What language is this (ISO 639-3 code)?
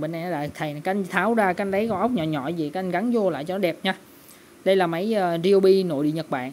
vie